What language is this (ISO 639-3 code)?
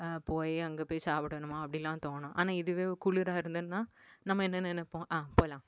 tam